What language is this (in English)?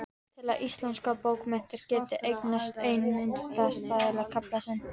Icelandic